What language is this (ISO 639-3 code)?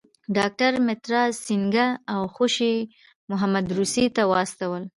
pus